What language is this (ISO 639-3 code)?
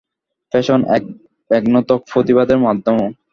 ben